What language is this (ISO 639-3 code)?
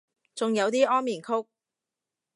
yue